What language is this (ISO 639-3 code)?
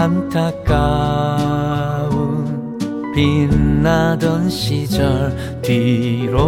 kor